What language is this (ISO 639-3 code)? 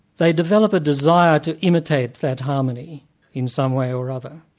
eng